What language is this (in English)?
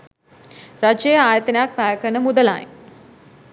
Sinhala